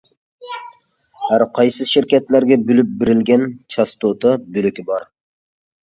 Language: Uyghur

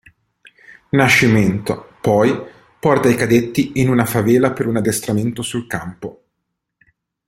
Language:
Italian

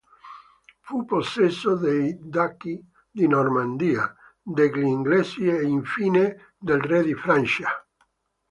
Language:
Italian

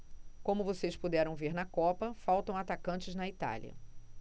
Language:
Portuguese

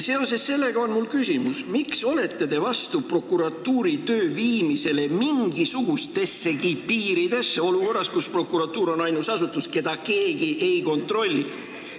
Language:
Estonian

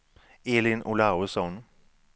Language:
Swedish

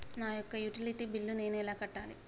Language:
Telugu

